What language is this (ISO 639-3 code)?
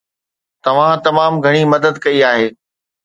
snd